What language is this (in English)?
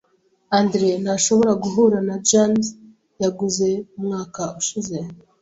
Kinyarwanda